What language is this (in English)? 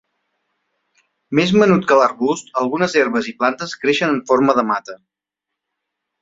Catalan